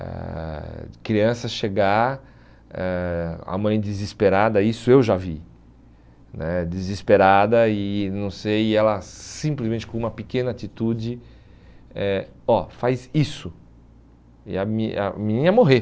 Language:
Portuguese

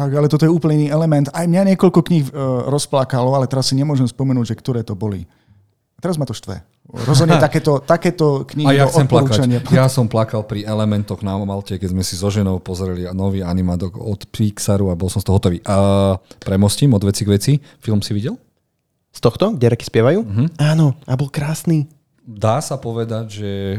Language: Slovak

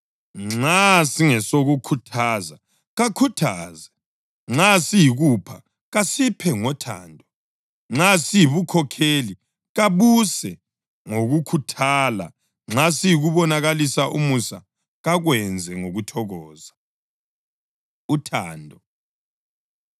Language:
North Ndebele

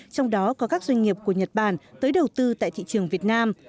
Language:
Vietnamese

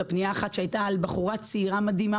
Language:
Hebrew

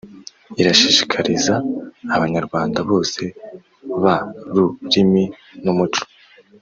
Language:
Kinyarwanda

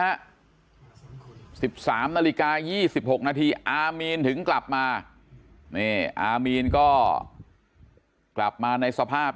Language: Thai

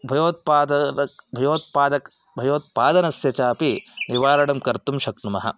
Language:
Sanskrit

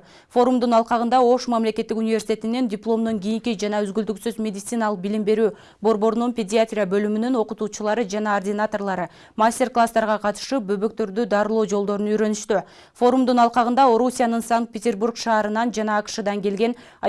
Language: Turkish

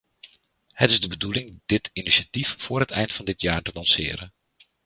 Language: Dutch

